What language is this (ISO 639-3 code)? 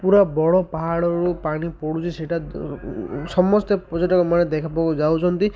ori